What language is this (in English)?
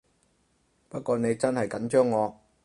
Cantonese